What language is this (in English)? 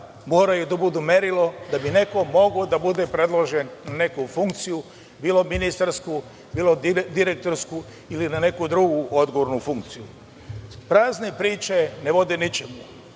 Serbian